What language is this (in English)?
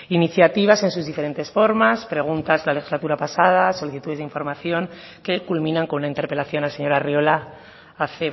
Spanish